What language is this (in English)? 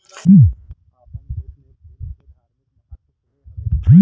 Bhojpuri